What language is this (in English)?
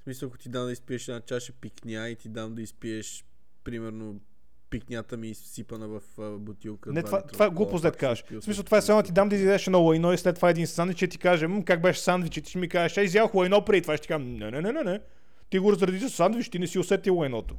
Bulgarian